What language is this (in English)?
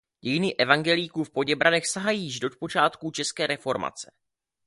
Czech